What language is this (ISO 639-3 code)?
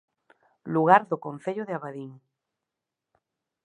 glg